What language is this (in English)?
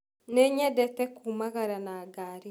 Kikuyu